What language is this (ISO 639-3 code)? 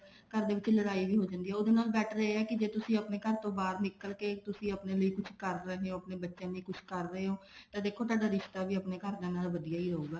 pan